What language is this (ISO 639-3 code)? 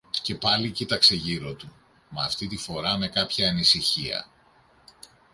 ell